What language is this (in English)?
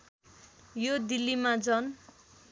Nepali